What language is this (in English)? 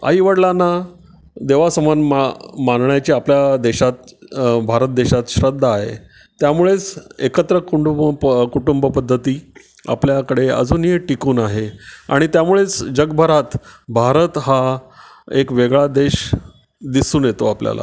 Marathi